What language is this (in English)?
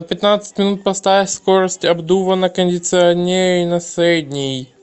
Russian